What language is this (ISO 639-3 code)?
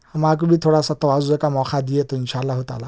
urd